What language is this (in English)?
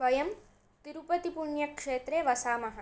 Sanskrit